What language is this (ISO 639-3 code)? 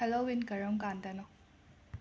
mni